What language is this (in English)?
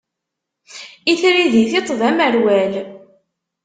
Kabyle